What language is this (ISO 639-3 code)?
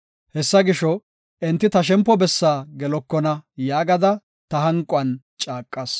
gof